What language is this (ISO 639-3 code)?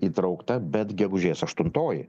lit